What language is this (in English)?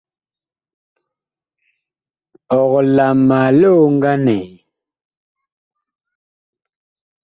Bakoko